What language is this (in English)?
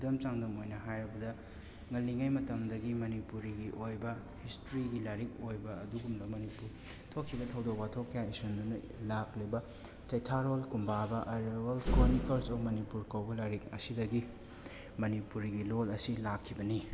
Manipuri